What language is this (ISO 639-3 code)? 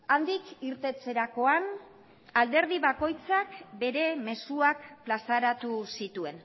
eus